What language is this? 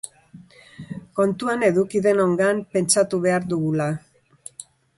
Basque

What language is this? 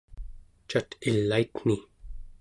Central Yupik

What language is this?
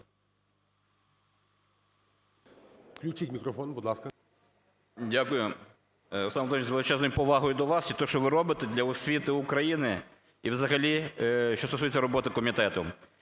Ukrainian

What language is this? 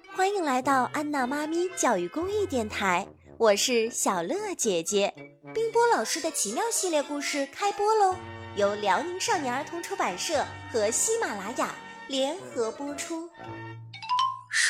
Chinese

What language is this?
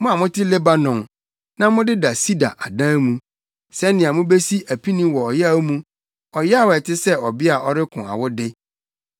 Akan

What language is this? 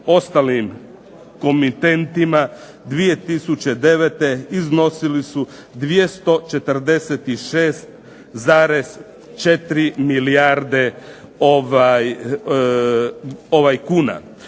Croatian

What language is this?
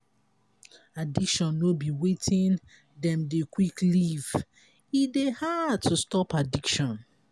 Nigerian Pidgin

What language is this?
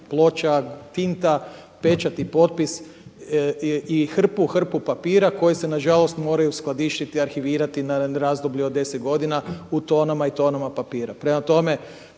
Croatian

